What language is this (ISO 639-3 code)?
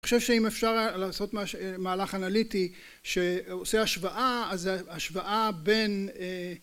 heb